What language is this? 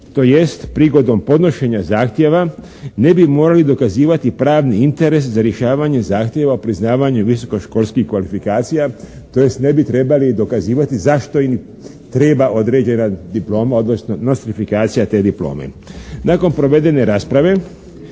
Croatian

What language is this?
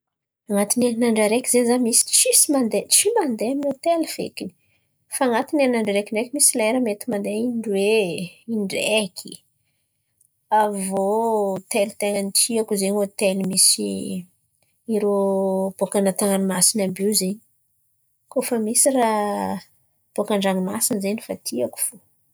Antankarana Malagasy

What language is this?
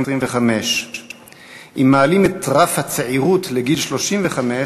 Hebrew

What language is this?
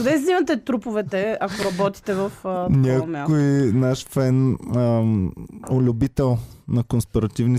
Bulgarian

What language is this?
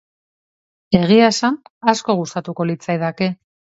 Basque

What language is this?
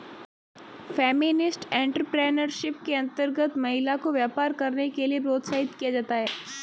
Hindi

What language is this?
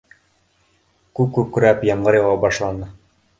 Bashkir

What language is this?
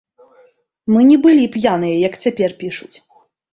Belarusian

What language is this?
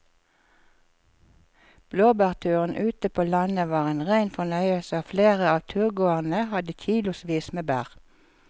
Norwegian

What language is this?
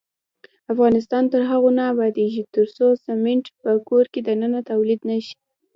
Pashto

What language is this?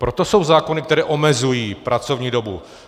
Czech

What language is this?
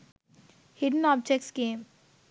Sinhala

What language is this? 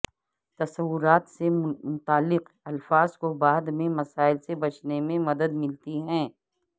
Urdu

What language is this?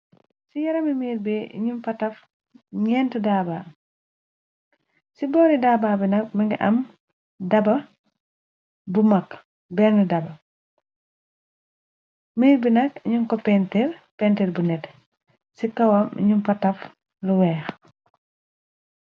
Wolof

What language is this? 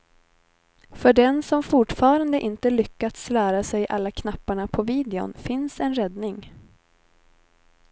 Swedish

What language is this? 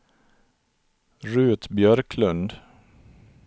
Swedish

